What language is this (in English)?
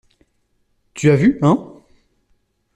French